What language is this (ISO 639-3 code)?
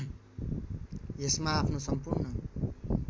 nep